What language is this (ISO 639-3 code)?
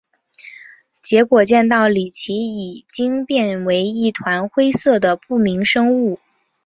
zho